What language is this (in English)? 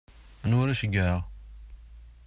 Kabyle